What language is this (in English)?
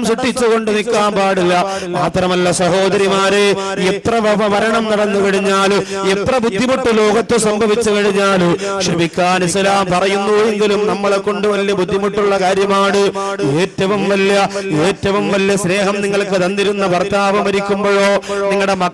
Arabic